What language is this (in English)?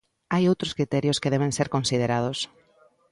Galician